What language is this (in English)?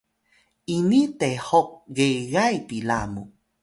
Atayal